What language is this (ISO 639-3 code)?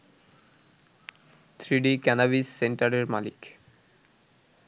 ben